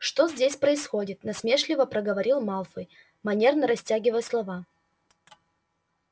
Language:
Russian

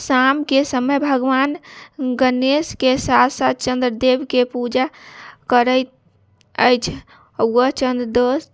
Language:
Maithili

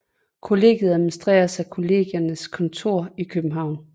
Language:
Danish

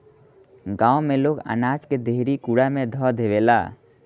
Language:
Bhojpuri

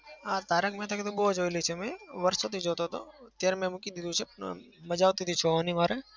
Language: Gujarati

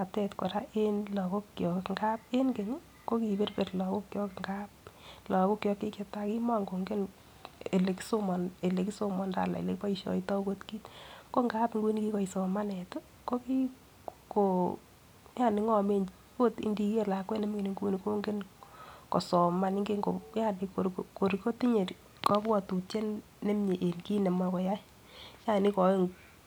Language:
Kalenjin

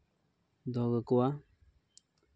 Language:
Santali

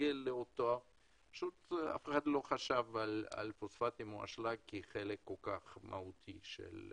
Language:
Hebrew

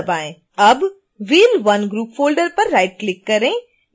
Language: Hindi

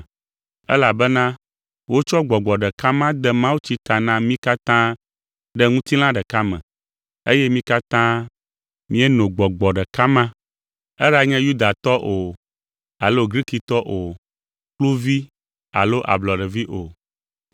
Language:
Ewe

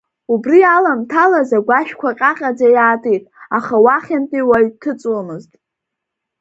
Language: Abkhazian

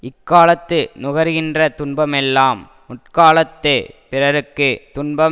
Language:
Tamil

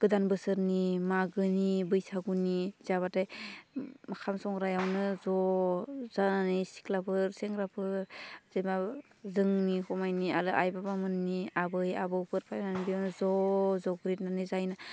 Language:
Bodo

